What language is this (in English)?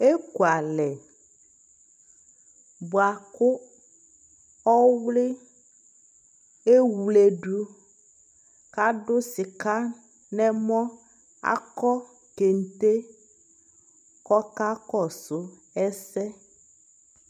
Ikposo